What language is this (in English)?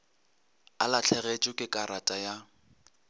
Northern Sotho